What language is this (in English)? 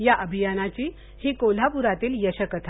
Marathi